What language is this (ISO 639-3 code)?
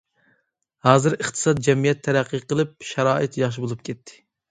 uig